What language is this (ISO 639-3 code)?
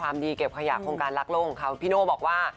tha